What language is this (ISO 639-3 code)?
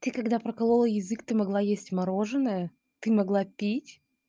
rus